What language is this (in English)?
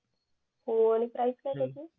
Marathi